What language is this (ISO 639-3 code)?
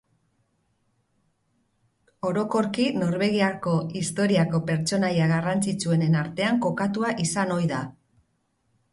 eus